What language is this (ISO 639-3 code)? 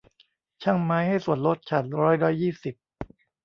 tha